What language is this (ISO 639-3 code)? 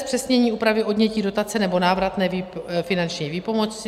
ces